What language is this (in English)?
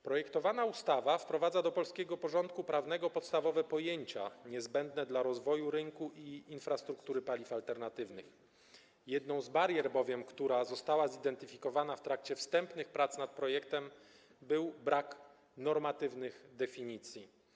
Polish